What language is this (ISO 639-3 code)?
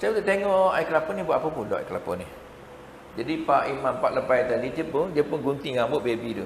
msa